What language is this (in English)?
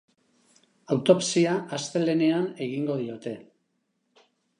Basque